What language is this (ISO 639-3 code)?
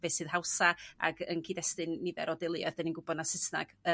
cym